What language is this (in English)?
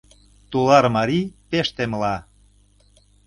Mari